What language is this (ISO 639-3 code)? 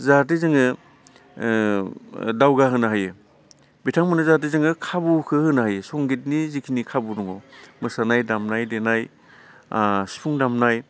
brx